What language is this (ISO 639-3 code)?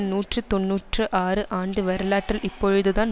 tam